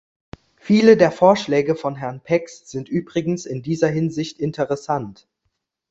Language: German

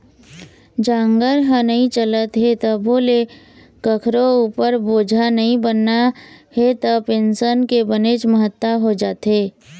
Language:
Chhattisgarhi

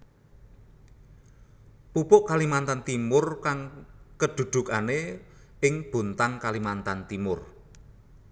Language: Javanese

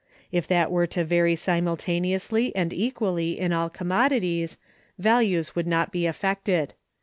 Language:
English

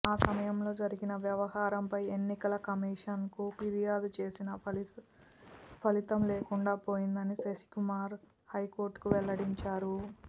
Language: Telugu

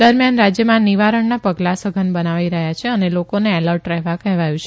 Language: Gujarati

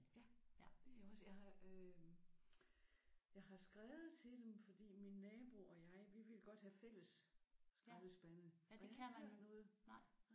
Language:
Danish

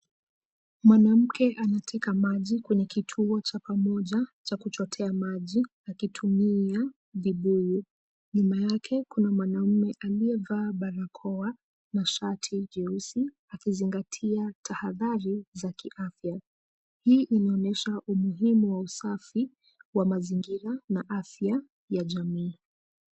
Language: Swahili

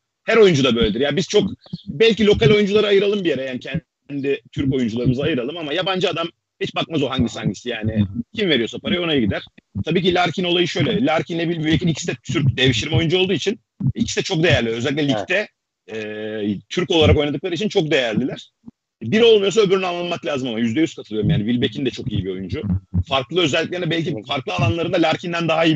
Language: Turkish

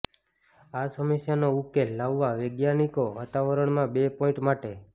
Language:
Gujarati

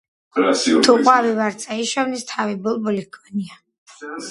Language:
Georgian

